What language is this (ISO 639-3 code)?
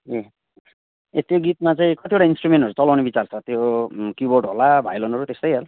nep